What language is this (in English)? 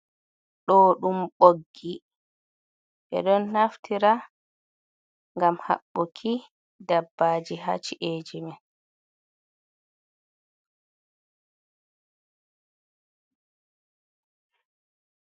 Fula